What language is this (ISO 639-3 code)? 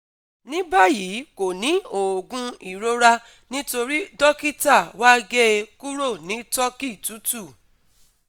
yor